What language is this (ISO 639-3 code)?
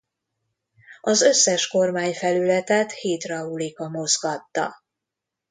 hun